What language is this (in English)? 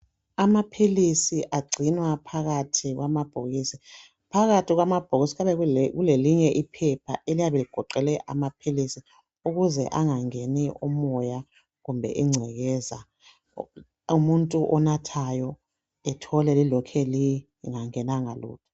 North Ndebele